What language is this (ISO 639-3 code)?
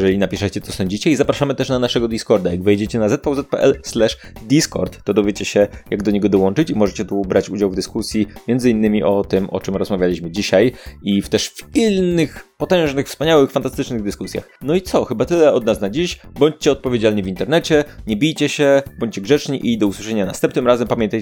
pol